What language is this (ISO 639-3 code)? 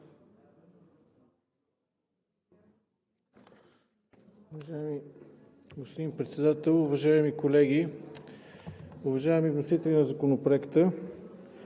bul